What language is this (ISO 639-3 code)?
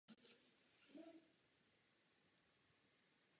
ces